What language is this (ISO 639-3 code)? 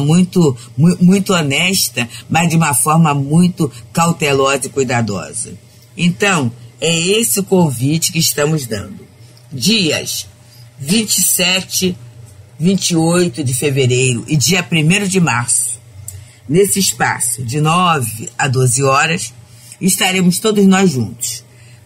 por